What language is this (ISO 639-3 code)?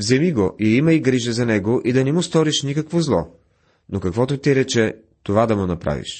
bul